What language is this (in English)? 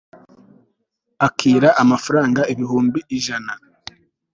Kinyarwanda